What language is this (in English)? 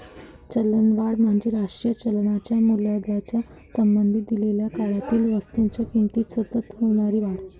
Marathi